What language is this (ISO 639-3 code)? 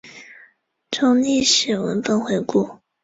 zho